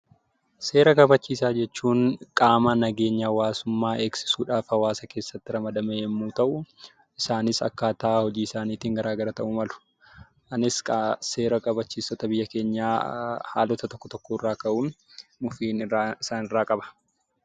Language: Oromo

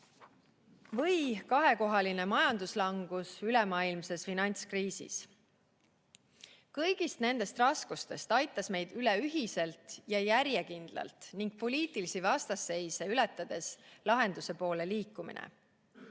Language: Estonian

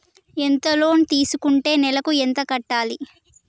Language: Telugu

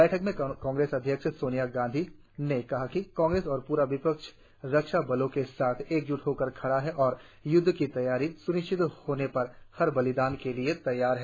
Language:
Hindi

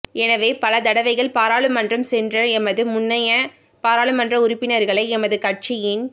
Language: Tamil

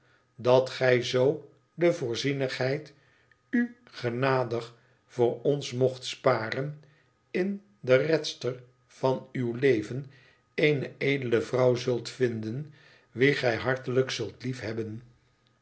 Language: Dutch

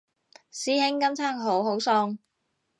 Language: Cantonese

